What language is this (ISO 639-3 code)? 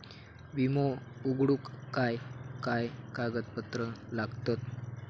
mar